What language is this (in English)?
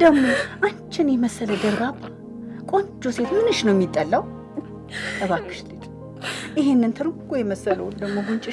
Amharic